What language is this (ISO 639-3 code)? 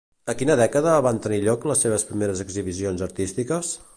cat